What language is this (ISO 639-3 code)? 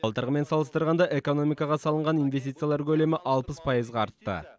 kaz